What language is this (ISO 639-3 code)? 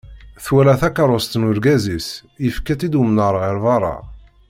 kab